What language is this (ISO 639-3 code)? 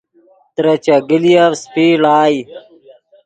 ydg